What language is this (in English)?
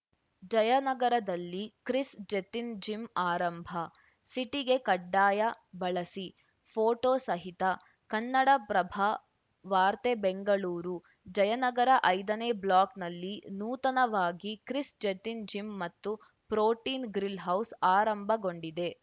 Kannada